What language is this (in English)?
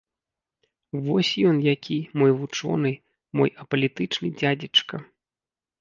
Belarusian